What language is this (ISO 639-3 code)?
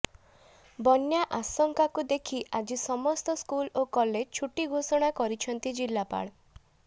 ori